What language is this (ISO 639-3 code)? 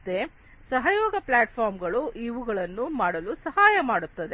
kan